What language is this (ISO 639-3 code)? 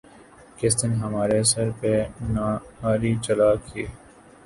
urd